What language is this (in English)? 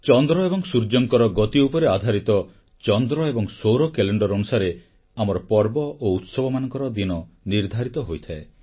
Odia